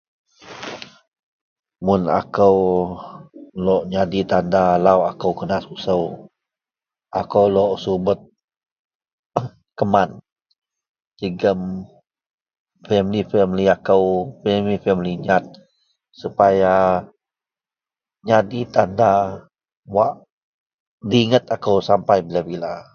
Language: Central Melanau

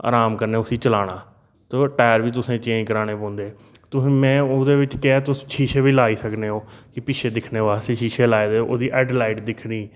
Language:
Dogri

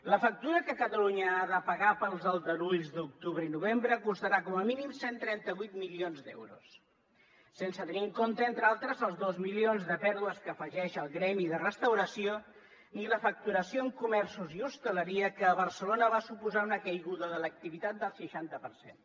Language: Catalan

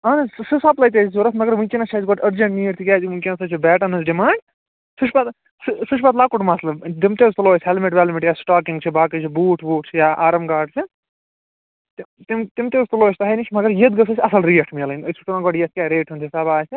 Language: Kashmiri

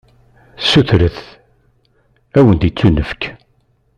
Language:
Kabyle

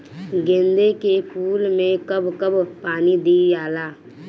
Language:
Bhojpuri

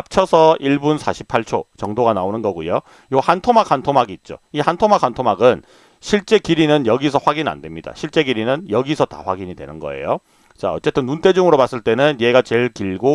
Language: Korean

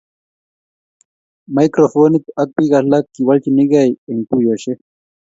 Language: Kalenjin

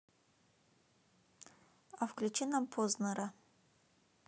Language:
Russian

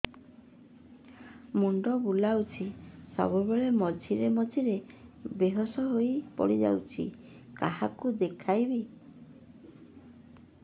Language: Odia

